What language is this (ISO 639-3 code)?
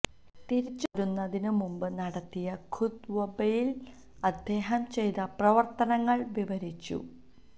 mal